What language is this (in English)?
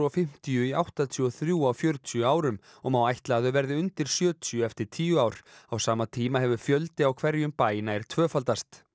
Icelandic